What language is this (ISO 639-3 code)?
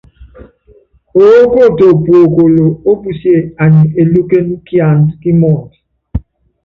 yav